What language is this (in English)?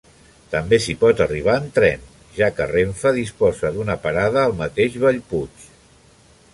Catalan